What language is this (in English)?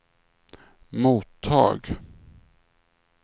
Swedish